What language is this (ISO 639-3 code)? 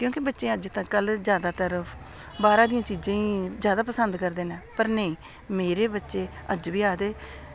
doi